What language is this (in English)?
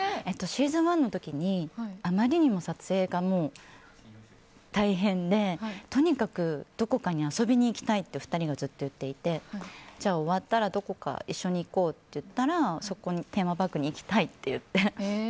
Japanese